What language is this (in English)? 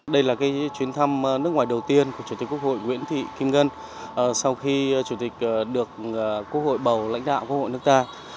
Vietnamese